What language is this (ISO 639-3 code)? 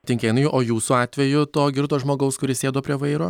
lit